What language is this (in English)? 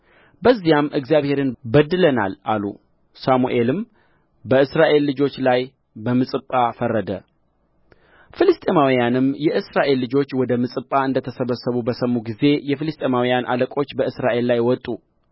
Amharic